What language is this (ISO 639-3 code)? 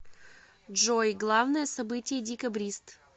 rus